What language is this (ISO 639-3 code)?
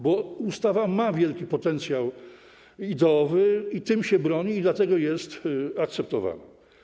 pol